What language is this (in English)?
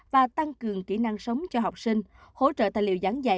Vietnamese